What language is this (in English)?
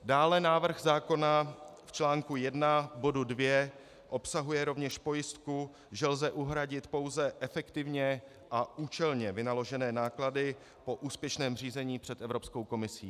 Czech